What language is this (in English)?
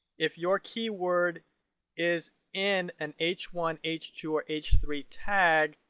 English